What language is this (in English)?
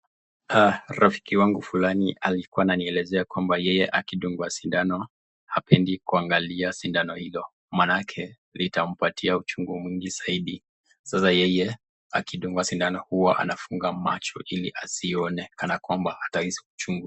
Swahili